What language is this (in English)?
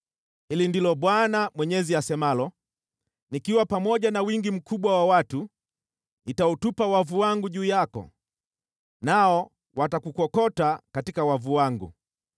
Swahili